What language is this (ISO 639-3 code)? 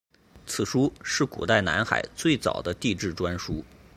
zho